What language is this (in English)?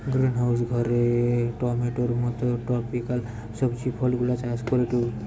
Bangla